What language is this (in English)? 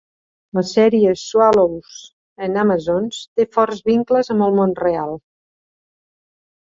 Catalan